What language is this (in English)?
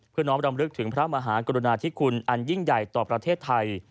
Thai